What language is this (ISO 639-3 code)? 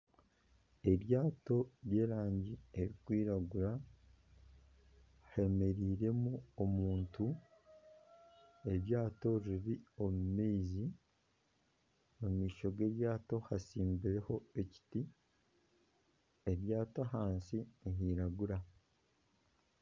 nyn